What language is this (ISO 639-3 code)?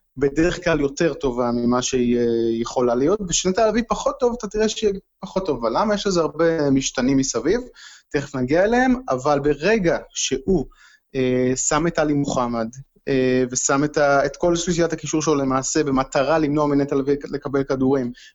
heb